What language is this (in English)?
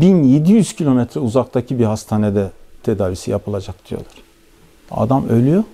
Turkish